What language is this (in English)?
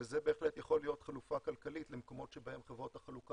Hebrew